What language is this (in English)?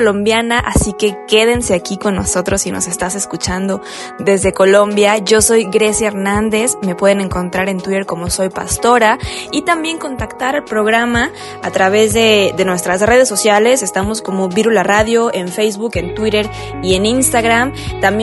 Spanish